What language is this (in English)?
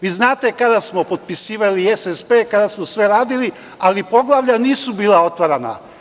Serbian